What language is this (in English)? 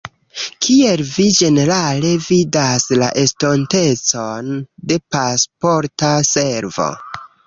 Esperanto